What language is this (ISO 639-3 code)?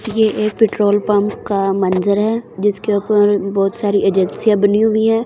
hin